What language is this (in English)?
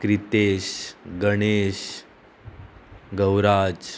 Konkani